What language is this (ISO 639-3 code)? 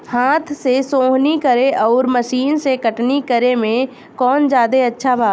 bho